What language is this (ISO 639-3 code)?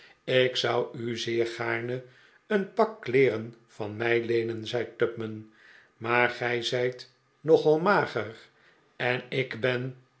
nld